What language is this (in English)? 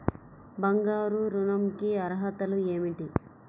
Telugu